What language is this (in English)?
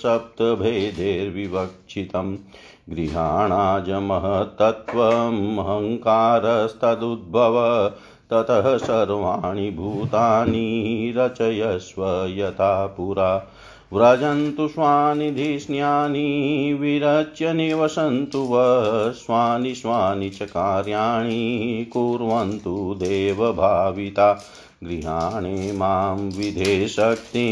Hindi